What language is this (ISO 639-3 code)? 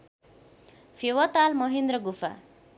nep